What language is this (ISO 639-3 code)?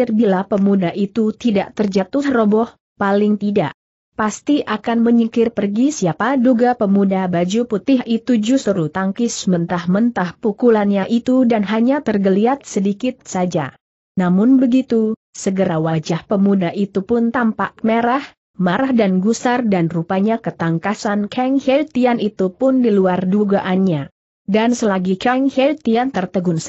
ind